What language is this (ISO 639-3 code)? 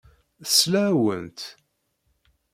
kab